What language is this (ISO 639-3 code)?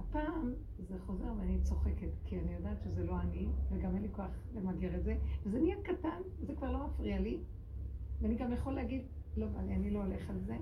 heb